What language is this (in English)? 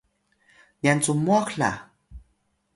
Atayal